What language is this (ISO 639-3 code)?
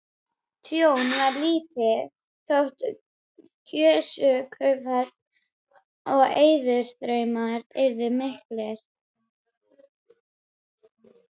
isl